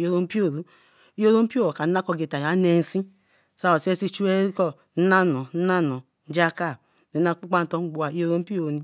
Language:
Eleme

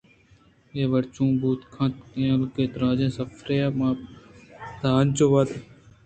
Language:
Eastern Balochi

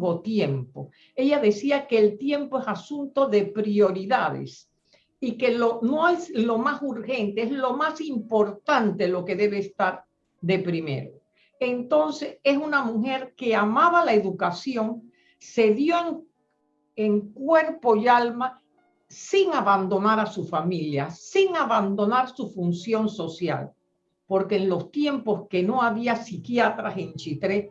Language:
Spanish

